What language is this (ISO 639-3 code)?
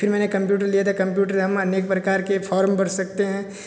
hin